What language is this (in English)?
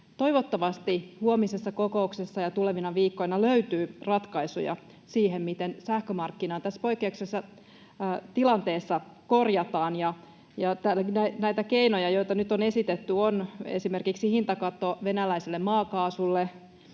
Finnish